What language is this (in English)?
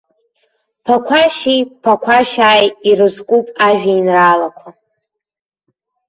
Abkhazian